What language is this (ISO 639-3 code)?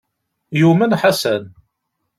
kab